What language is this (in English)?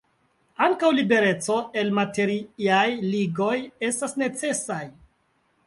Esperanto